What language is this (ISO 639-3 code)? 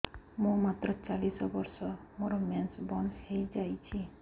ori